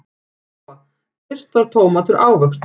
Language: Icelandic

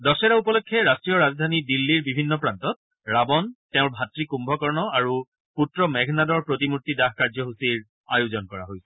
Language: Assamese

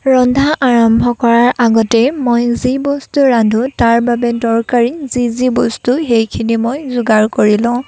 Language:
Assamese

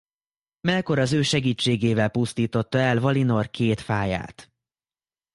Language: Hungarian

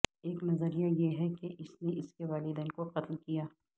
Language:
Urdu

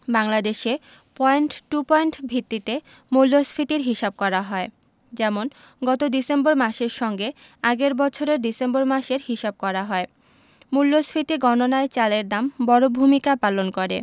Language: Bangla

